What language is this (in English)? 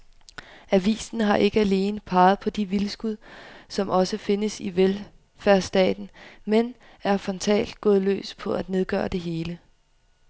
Danish